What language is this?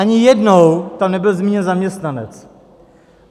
Czech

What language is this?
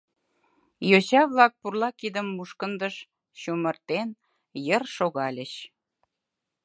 Mari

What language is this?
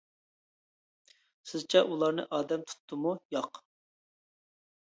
Uyghur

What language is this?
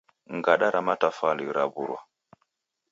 Taita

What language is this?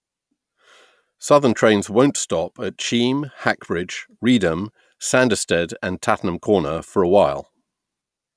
English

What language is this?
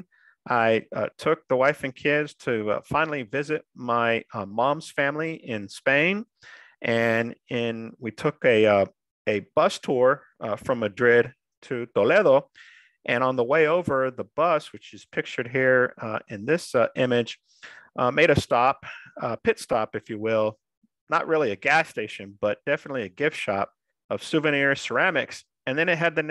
English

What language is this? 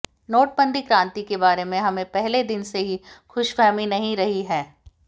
Hindi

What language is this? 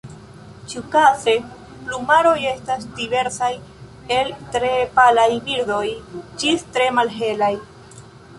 Esperanto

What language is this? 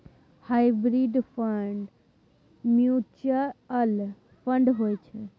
Maithili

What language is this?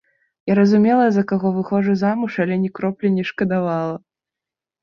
Belarusian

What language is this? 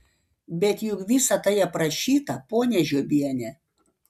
Lithuanian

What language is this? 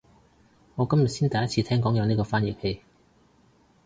Cantonese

